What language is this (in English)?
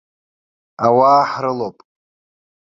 Abkhazian